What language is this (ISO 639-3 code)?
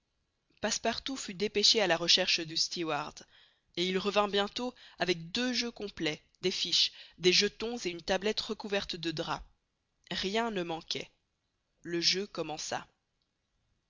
fra